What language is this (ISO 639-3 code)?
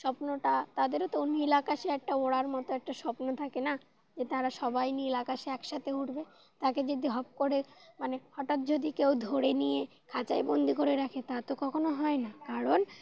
ben